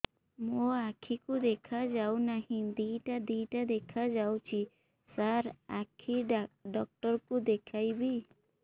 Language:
Odia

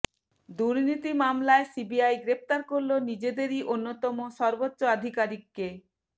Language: Bangla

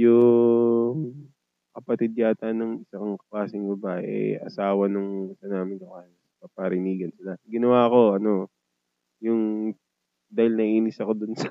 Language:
Filipino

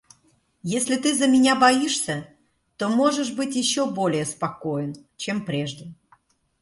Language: Russian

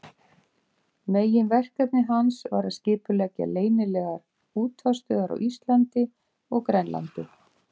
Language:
Icelandic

